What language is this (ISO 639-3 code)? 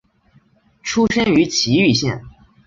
zho